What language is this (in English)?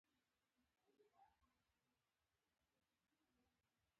Pashto